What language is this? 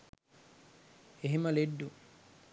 Sinhala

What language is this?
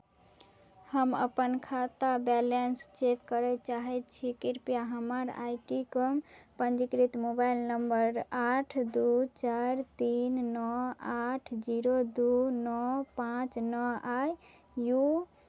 Maithili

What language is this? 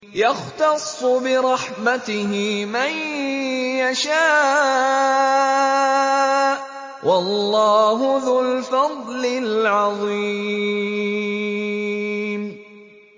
Arabic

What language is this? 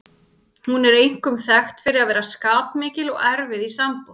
Icelandic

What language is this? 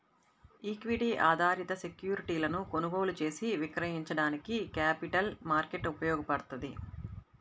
Telugu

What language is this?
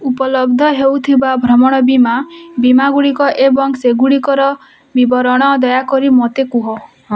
Odia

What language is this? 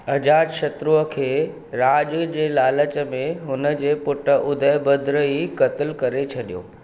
Sindhi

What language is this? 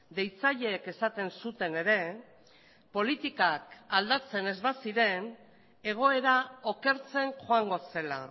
Basque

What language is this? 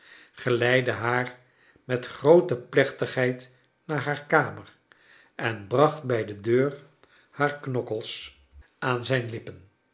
Dutch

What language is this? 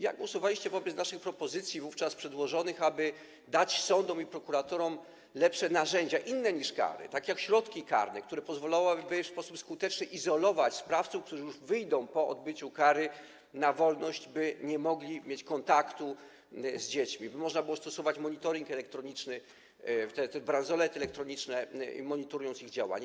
Polish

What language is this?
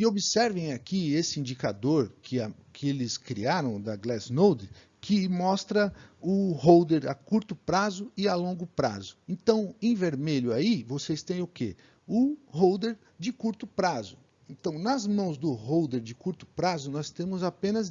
Portuguese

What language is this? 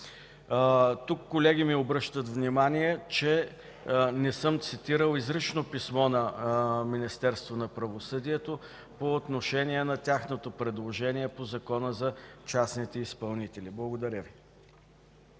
Bulgarian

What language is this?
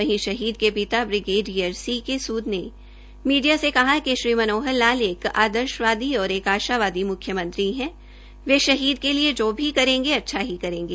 Hindi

